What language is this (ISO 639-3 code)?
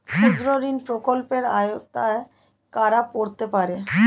ben